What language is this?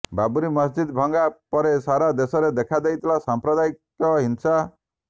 Odia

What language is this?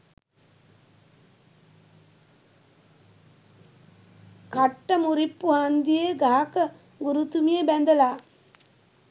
Sinhala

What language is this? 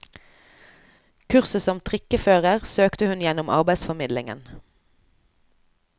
Norwegian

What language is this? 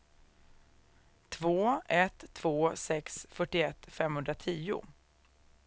Swedish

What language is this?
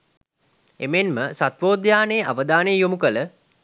Sinhala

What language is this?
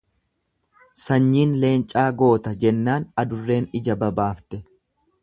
Oromo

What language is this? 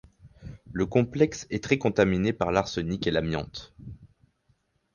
French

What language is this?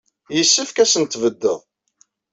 Kabyle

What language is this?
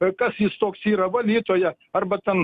Lithuanian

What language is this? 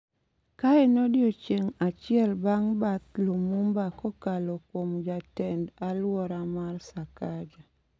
Luo (Kenya and Tanzania)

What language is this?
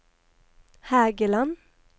Norwegian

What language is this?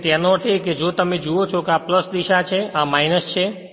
Gujarati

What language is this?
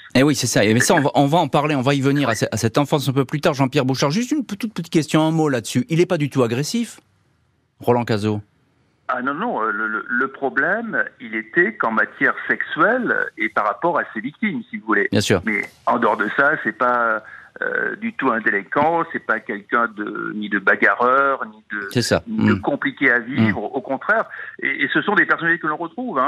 French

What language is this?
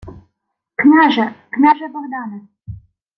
Ukrainian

